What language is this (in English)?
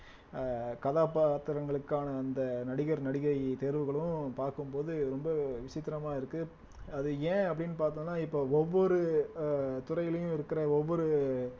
Tamil